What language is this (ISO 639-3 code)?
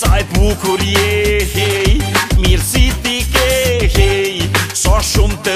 ron